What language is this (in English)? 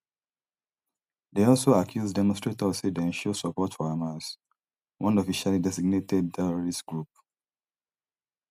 Nigerian Pidgin